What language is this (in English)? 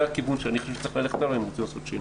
Hebrew